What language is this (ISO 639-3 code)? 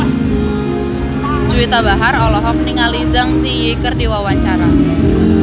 sun